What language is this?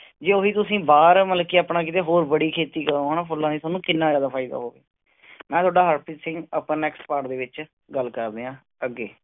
Punjabi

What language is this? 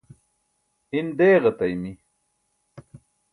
Burushaski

